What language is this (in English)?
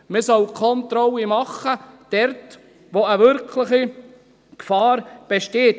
Swiss German